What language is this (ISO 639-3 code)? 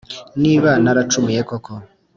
kin